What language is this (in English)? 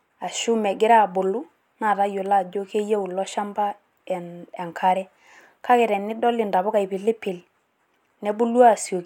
Masai